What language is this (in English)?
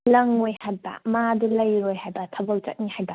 Manipuri